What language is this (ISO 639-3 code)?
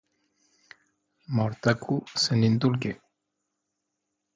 epo